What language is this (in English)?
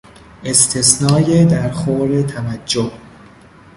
Persian